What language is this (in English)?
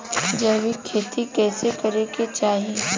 Bhojpuri